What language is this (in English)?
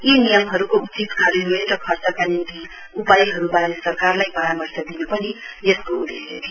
Nepali